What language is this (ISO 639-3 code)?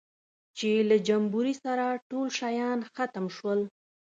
pus